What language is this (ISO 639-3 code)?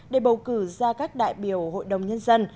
vie